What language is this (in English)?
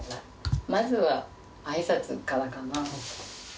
Japanese